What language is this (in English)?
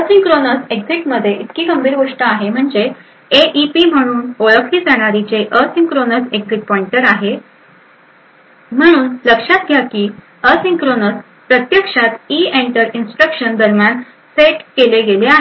Marathi